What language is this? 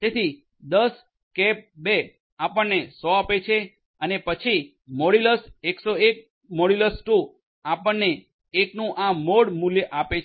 Gujarati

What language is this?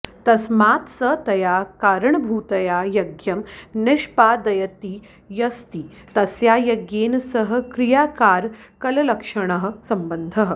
Sanskrit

